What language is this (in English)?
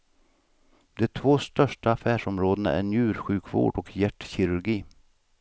Swedish